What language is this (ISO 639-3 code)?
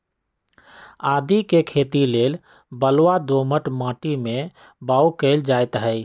mag